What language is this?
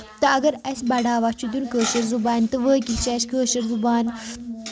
Kashmiri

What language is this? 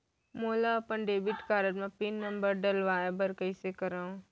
Chhattisgarhi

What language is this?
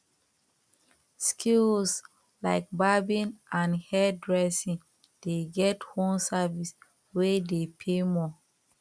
Nigerian Pidgin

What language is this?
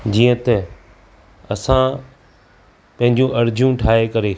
Sindhi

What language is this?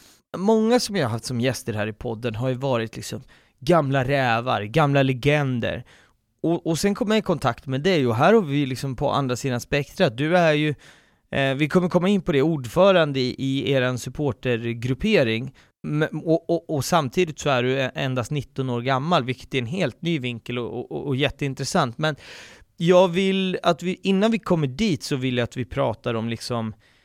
Swedish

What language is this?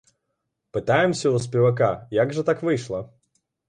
Belarusian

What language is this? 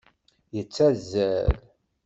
Kabyle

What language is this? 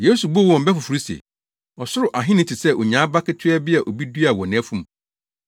Akan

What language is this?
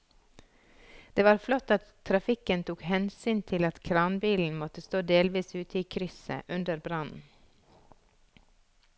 Norwegian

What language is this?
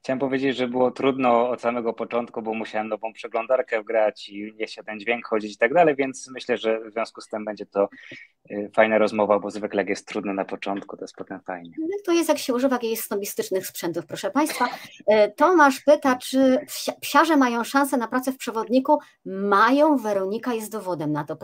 Polish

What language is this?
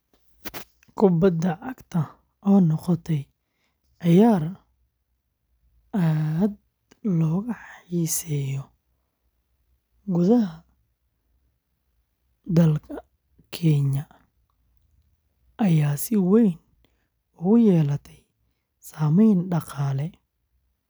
Somali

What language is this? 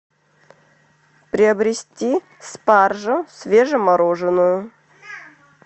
Russian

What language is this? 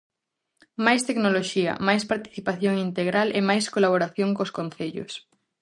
Galician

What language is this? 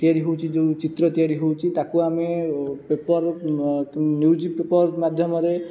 Odia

